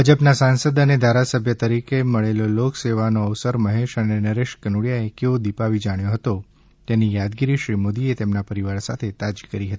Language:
Gujarati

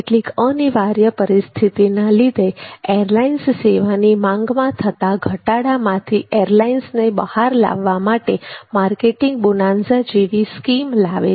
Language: Gujarati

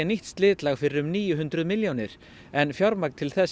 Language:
Icelandic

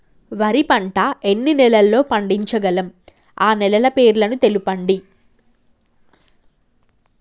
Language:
Telugu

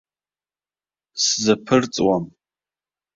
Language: Abkhazian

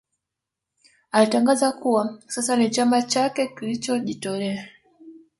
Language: Swahili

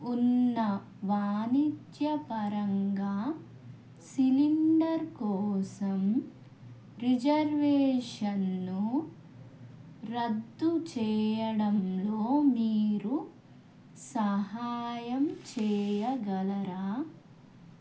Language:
Telugu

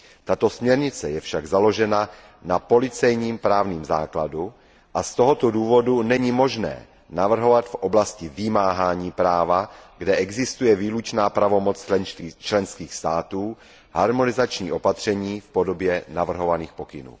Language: Czech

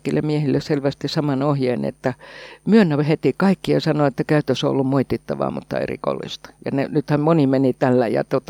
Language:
Finnish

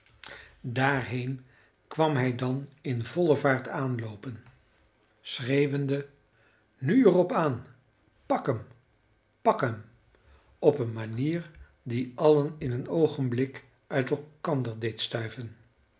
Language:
Dutch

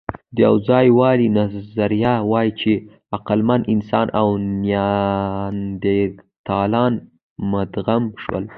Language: Pashto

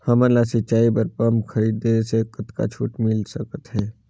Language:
Chhattisgarhi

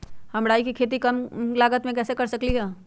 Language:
Magahi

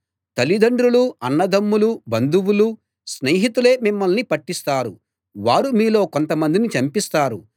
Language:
Telugu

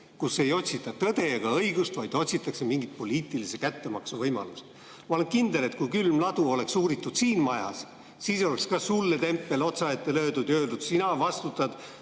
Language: Estonian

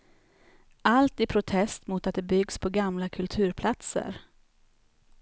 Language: Swedish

